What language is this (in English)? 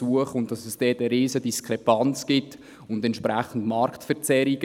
Swiss German